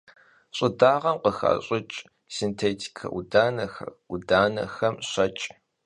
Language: Kabardian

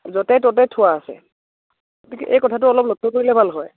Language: Assamese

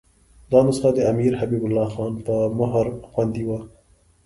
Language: Pashto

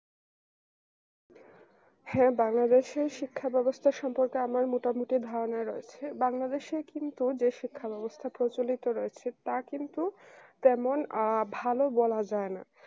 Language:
Bangla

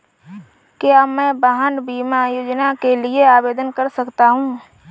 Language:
Hindi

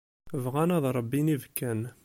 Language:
Kabyle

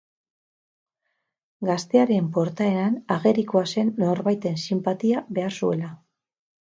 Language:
Basque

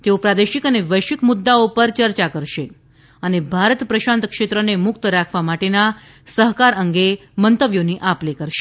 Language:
Gujarati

